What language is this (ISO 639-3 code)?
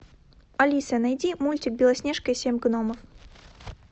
rus